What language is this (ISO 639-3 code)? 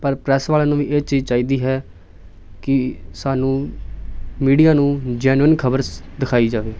pan